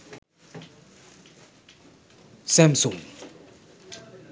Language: Sinhala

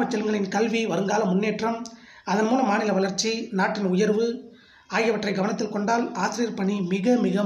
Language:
Hindi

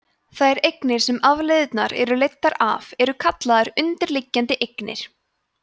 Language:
Icelandic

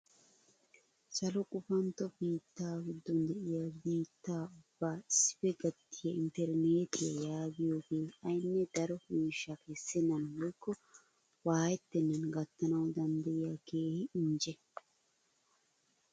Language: Wolaytta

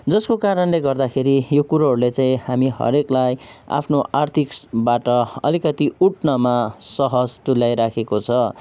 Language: Nepali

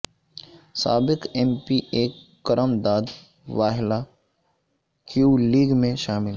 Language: Urdu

